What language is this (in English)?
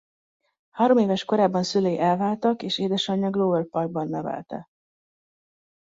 Hungarian